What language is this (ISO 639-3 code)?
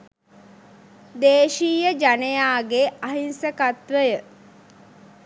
sin